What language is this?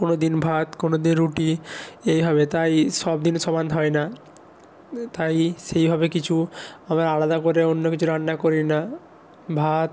Bangla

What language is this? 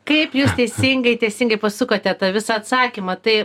Lithuanian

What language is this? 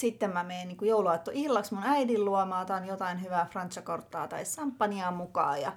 Finnish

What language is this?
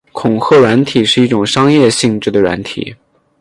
Chinese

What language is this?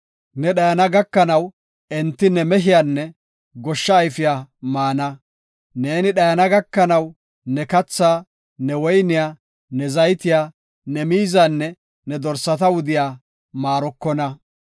Gofa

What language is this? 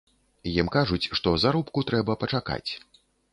Belarusian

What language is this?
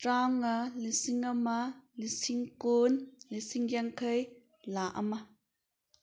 Manipuri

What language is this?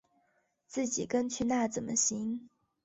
Chinese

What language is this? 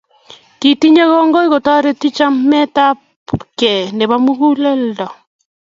Kalenjin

